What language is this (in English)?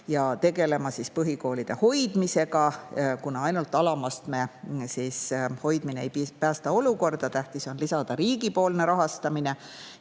Estonian